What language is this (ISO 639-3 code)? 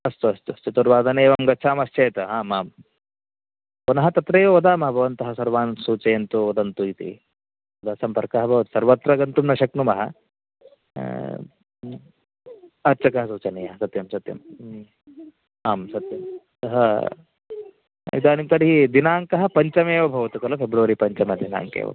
san